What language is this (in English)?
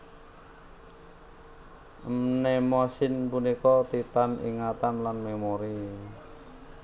Javanese